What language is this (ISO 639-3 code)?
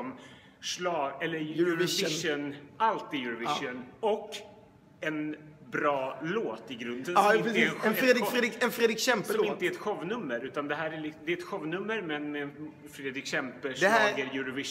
swe